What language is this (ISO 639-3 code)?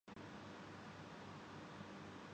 urd